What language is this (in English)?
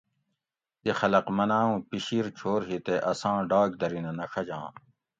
Gawri